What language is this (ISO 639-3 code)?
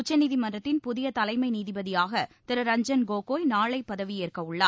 tam